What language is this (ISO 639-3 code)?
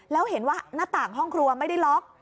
tha